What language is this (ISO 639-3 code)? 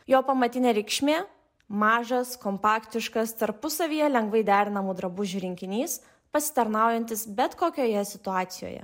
lit